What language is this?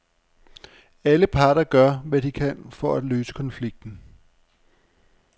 Danish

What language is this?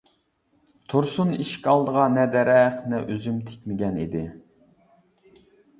Uyghur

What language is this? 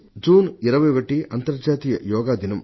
Telugu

